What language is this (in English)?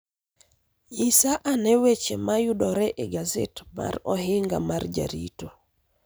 Luo (Kenya and Tanzania)